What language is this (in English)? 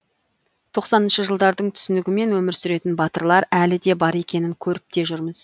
Kazakh